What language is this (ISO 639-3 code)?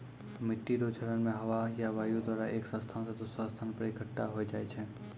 mai